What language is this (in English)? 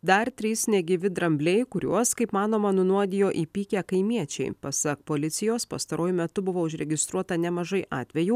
Lithuanian